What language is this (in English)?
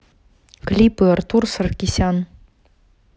Russian